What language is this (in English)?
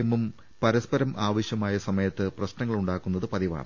Malayalam